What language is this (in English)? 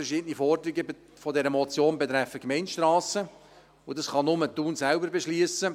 Swiss German